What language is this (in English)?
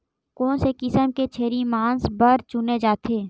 Chhattisgarhi